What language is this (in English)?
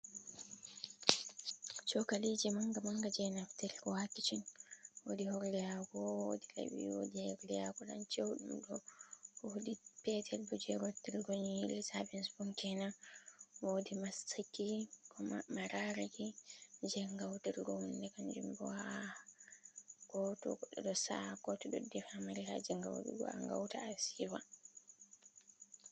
Fula